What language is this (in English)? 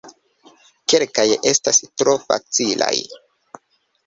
Esperanto